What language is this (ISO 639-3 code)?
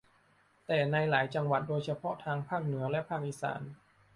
tha